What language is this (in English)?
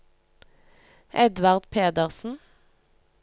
Norwegian